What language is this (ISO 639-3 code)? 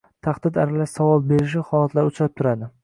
uzb